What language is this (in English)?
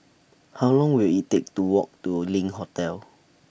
English